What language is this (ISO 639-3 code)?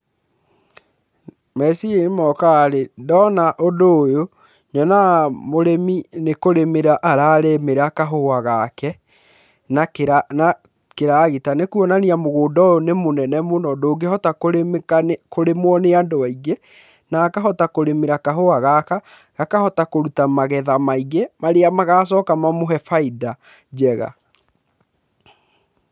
kik